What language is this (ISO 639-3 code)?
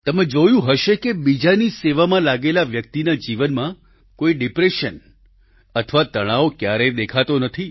guj